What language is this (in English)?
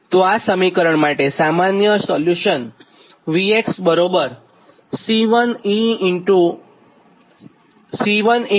Gujarati